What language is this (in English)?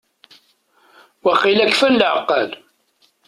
Kabyle